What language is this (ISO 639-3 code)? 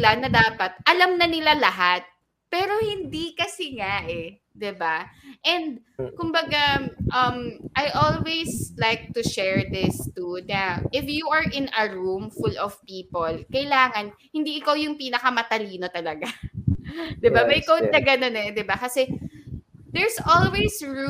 fil